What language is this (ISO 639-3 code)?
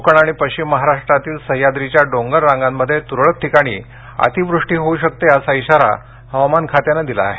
mar